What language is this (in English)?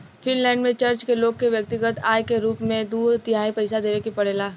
Bhojpuri